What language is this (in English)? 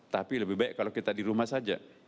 Indonesian